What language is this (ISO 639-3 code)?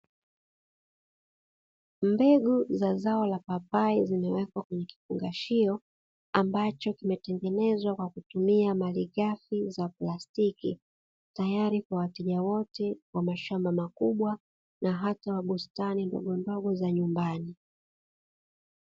swa